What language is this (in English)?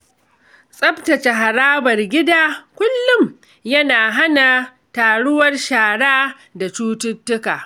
Hausa